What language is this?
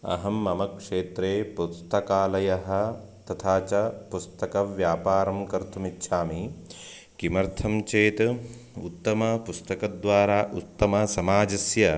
Sanskrit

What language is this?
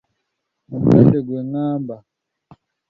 Ganda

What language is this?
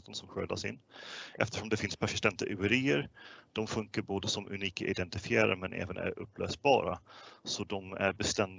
Swedish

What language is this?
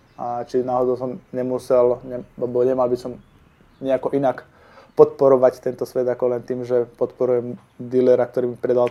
Slovak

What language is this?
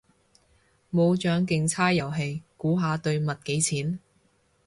Cantonese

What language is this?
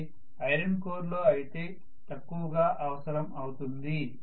Telugu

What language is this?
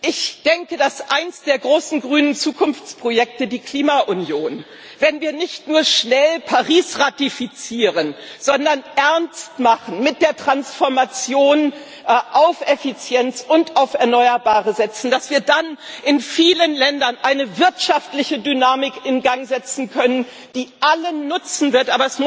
German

